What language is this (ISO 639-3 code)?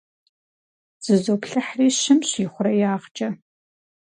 kbd